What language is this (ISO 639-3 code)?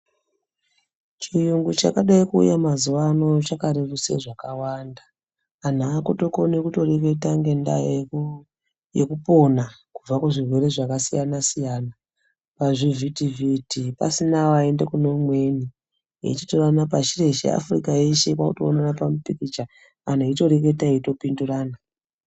ndc